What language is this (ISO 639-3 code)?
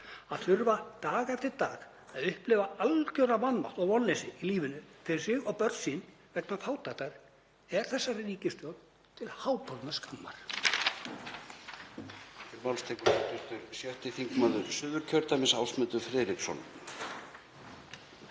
isl